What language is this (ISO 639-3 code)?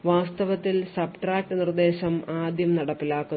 mal